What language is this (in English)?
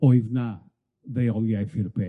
Welsh